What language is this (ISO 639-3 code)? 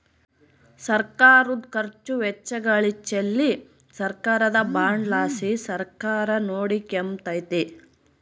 kan